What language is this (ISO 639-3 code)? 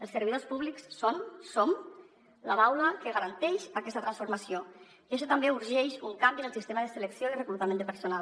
cat